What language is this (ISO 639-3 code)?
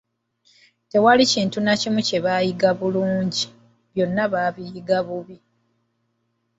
lug